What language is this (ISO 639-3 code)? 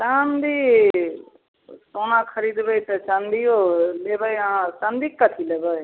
mai